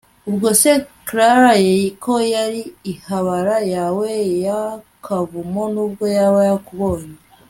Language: Kinyarwanda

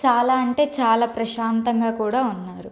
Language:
Telugu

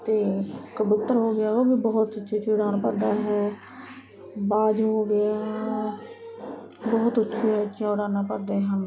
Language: Punjabi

